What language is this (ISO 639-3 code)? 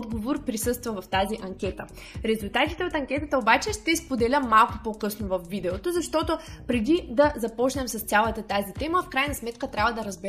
bul